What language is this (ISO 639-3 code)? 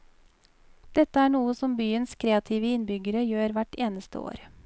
nor